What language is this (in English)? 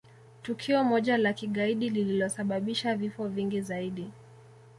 Swahili